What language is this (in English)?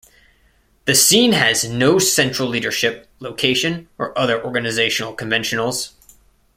English